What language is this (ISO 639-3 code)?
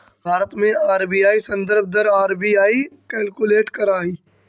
mag